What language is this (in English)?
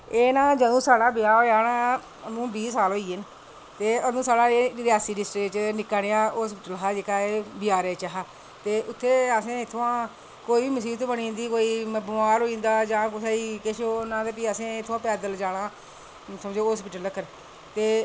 Dogri